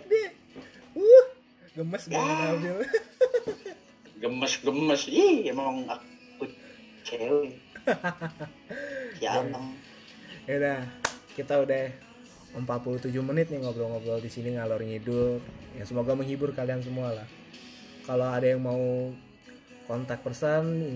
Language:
Indonesian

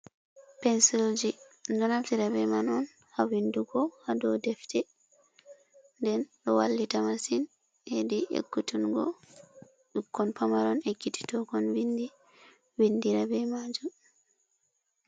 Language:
Fula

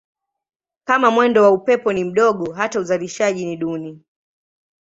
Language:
Swahili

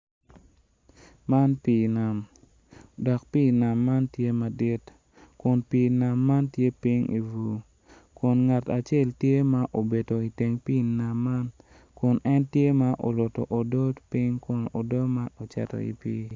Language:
Acoli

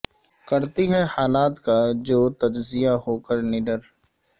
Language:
Urdu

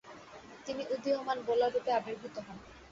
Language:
Bangla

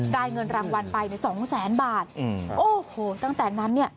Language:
Thai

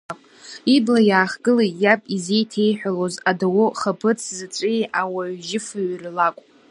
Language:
Abkhazian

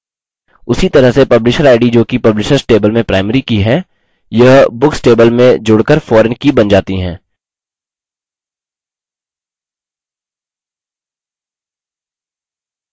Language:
Hindi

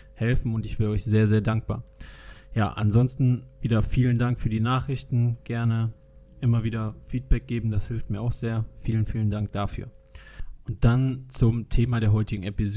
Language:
German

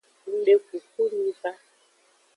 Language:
Aja (Benin)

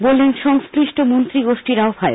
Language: Bangla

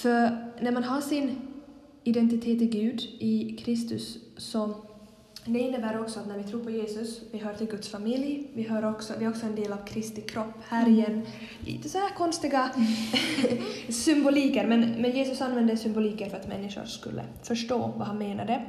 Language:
Swedish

